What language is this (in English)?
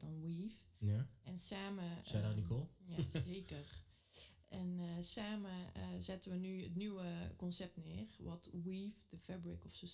Dutch